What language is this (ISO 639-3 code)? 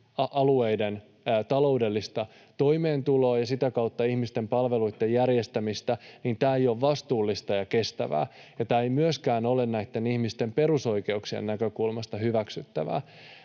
fin